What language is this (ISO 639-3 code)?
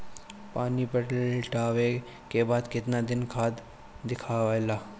bho